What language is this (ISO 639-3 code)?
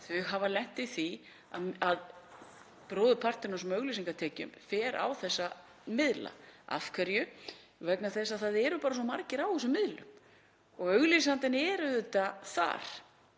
isl